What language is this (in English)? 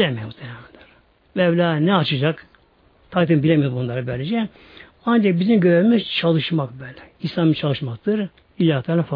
Turkish